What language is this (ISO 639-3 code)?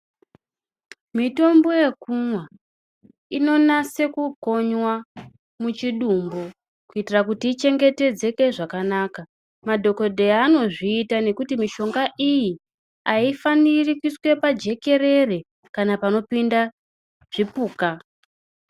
ndc